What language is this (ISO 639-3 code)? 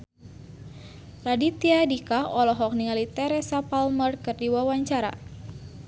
sun